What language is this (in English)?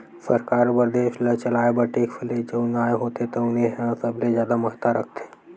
Chhattisgarhi